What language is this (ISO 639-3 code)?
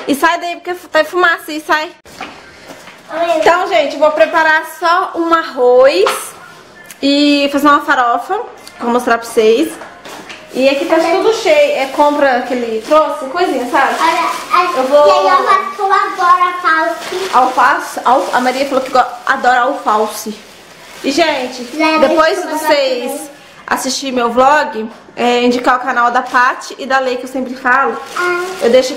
por